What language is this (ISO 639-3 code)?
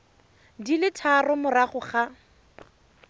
tsn